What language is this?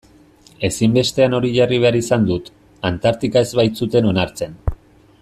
Basque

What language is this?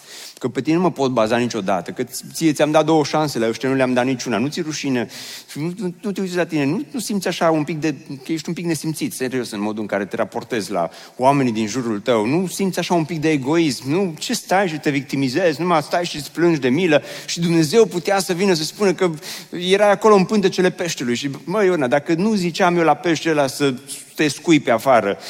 Romanian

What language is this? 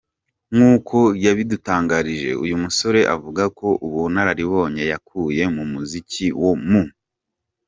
Kinyarwanda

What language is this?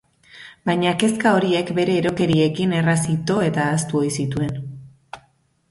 Basque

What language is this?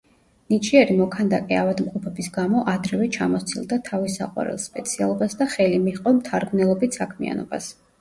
Georgian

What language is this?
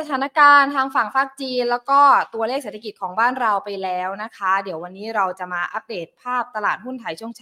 Thai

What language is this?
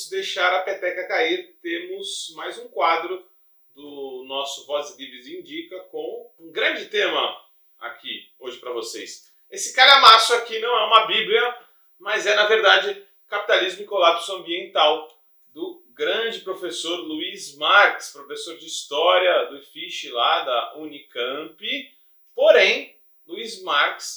Portuguese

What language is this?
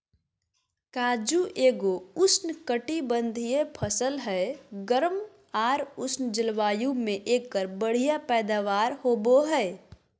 Magahi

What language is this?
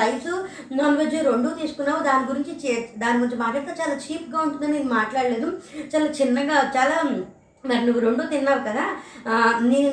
Telugu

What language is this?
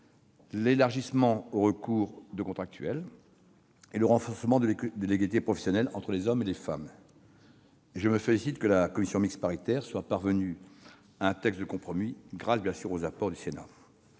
French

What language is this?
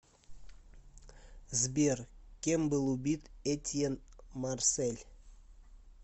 Russian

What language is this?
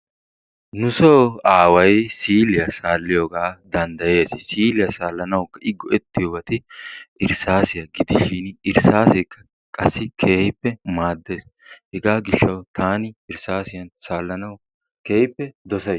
Wolaytta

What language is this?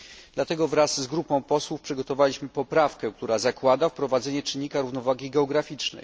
Polish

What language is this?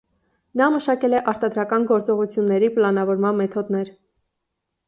Armenian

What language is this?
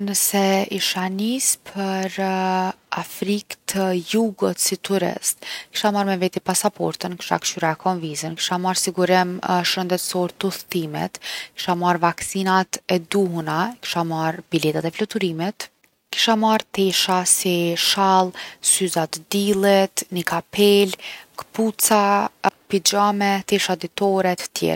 Gheg Albanian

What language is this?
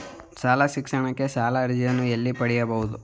Kannada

